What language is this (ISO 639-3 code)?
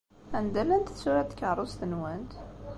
kab